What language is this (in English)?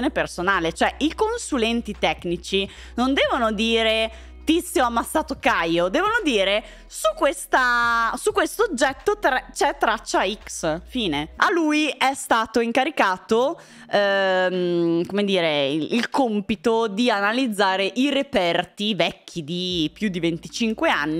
Italian